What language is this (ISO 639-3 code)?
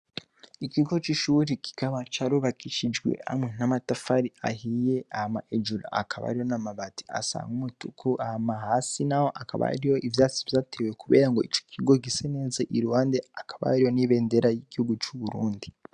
run